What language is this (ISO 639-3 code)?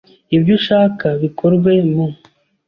kin